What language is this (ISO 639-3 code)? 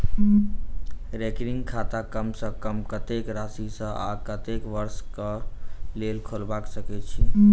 mai